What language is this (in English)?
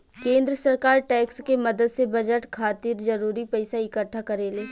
Bhojpuri